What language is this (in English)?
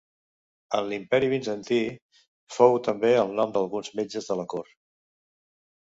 Catalan